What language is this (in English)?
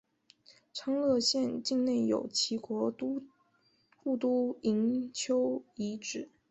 Chinese